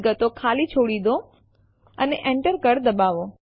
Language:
Gujarati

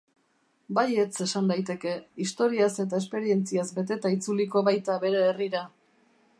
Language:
Basque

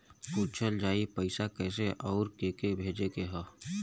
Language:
Bhojpuri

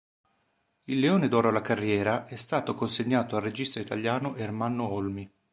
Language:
Italian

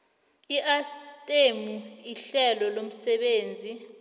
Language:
South Ndebele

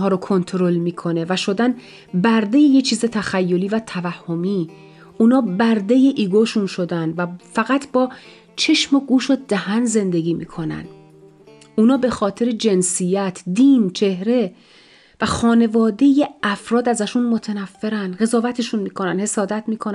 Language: Persian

